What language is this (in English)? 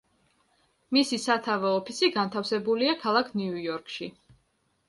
Georgian